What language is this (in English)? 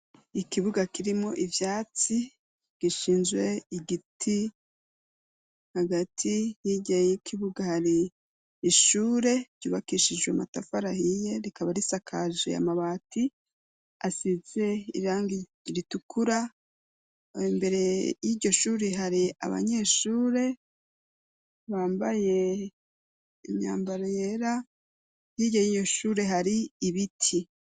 Rundi